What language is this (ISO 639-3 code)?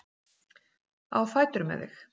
isl